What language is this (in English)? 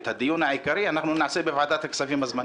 Hebrew